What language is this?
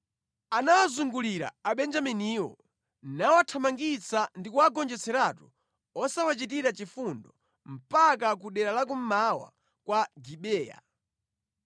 Nyanja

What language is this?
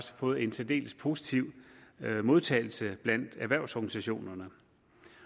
Danish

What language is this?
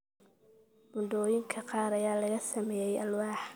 Somali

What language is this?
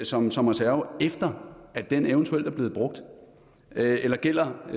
Danish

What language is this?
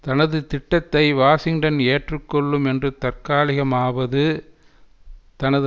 Tamil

